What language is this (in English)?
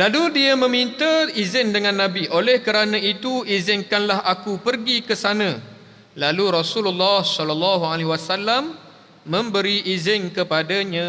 Malay